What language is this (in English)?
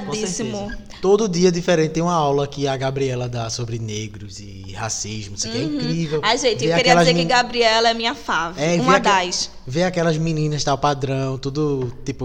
Portuguese